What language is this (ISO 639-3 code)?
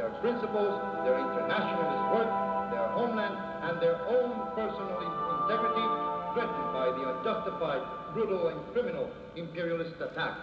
ita